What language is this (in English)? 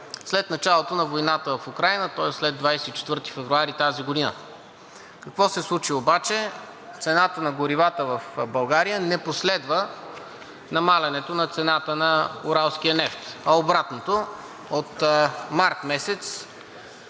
Bulgarian